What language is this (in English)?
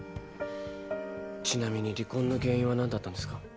Japanese